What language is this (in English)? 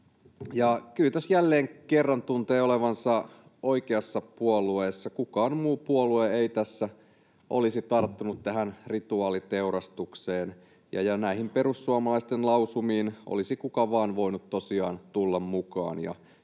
Finnish